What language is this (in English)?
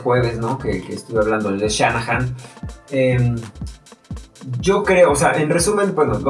Spanish